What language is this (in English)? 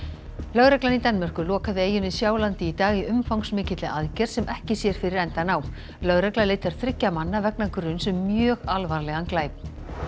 Icelandic